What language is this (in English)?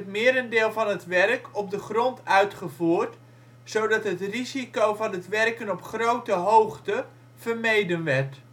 Dutch